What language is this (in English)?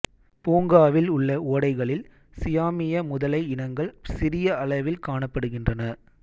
Tamil